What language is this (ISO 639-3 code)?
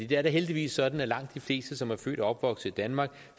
dan